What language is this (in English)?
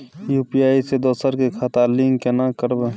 Maithili